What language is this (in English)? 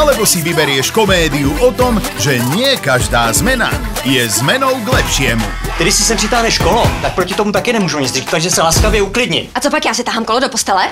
Czech